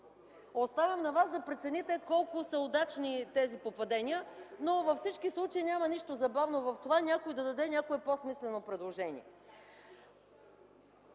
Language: Bulgarian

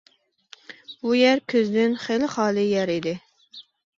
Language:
Uyghur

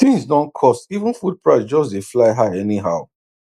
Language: Nigerian Pidgin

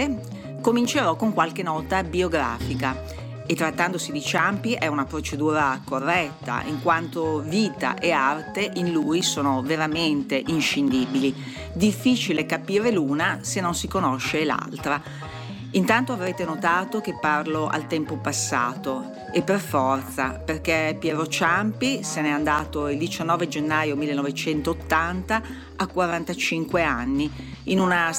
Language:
Italian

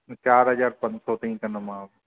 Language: Sindhi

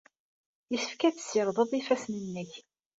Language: Kabyle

